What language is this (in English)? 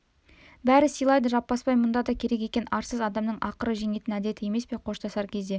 Kazakh